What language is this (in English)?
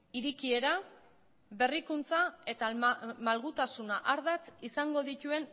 Basque